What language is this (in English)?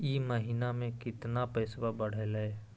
Magahi